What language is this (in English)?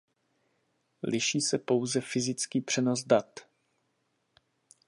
Czech